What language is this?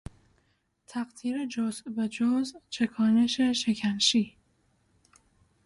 Persian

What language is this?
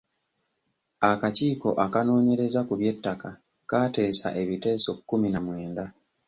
Ganda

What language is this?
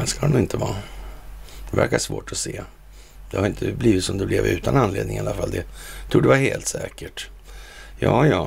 Swedish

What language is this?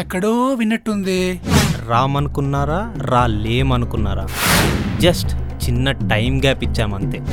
Telugu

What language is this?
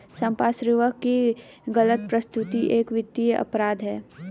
Hindi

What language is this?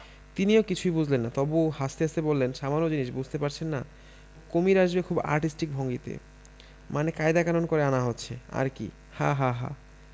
Bangla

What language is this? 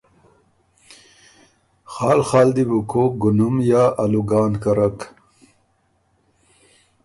Ormuri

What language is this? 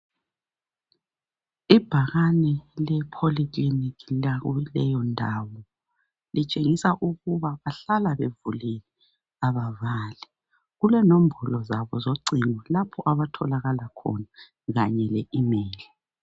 North Ndebele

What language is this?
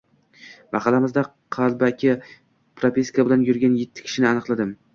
Uzbek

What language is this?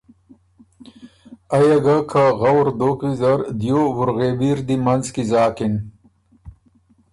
Ormuri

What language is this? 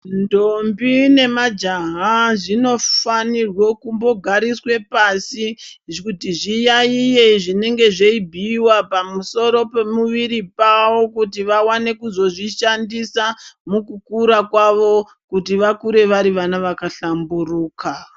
Ndau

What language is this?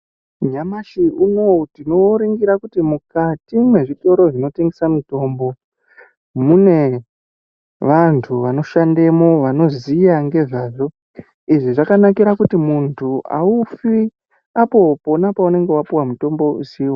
Ndau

